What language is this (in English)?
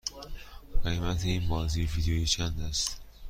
Persian